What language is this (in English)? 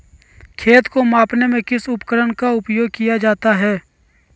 Magahi